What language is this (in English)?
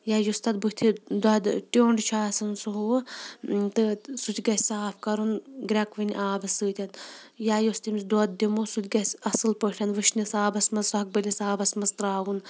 Kashmiri